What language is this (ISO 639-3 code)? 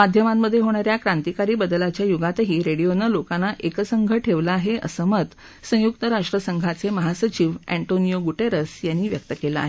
mar